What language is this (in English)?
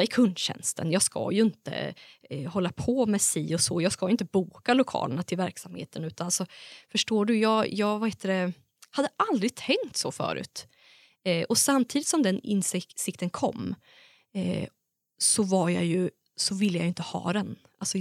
Swedish